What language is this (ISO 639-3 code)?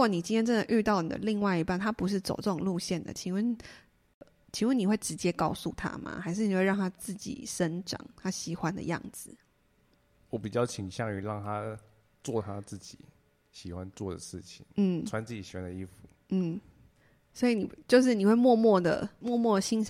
zho